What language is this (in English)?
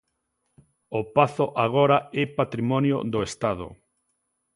Galician